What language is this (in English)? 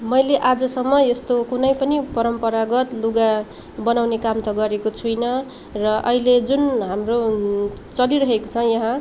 Nepali